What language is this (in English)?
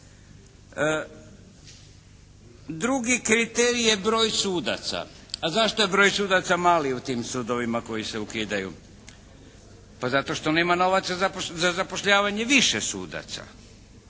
Croatian